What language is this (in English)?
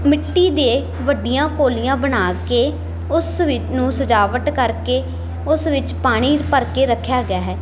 Punjabi